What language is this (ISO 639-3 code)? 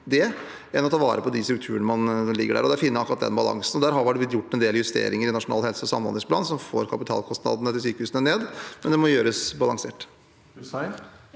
nor